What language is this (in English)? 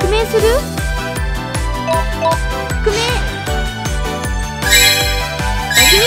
Japanese